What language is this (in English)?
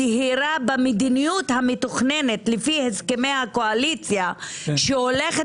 Hebrew